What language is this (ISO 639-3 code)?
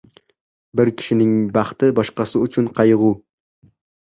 uzb